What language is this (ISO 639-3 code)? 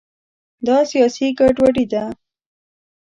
pus